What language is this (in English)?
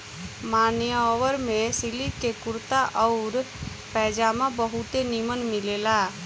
Bhojpuri